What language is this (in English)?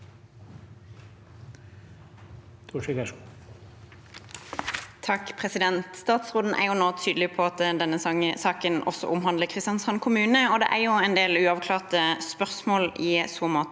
Norwegian